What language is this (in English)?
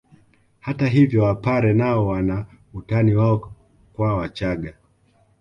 Swahili